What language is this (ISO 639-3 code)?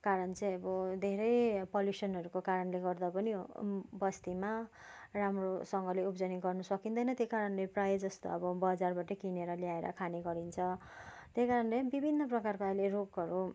nep